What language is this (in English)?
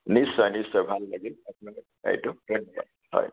Assamese